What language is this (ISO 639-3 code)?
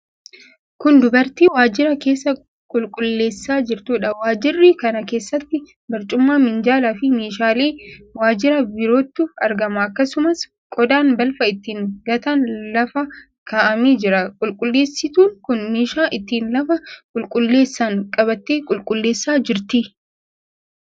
orm